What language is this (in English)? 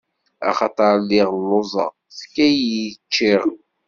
Kabyle